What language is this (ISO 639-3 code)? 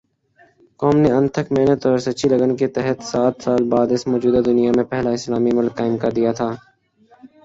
urd